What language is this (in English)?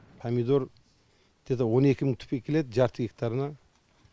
Kazakh